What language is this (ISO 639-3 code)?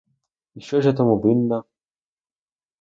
ukr